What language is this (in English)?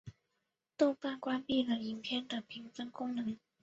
Chinese